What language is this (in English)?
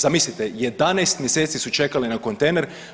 Croatian